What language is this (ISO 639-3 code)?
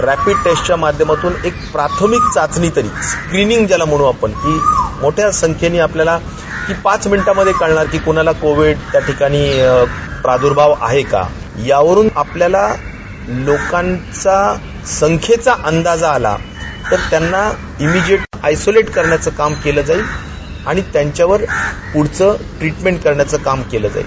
mar